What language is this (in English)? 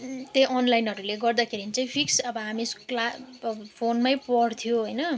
Nepali